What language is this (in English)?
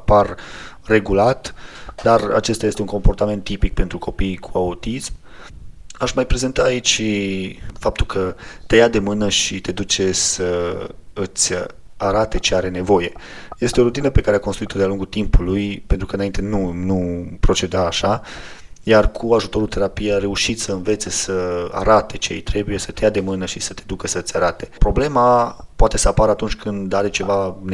Romanian